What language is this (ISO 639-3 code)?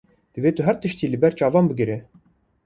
kur